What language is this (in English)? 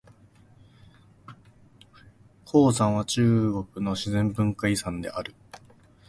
Japanese